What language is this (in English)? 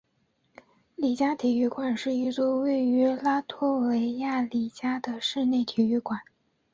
Chinese